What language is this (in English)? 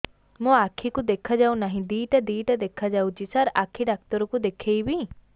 Odia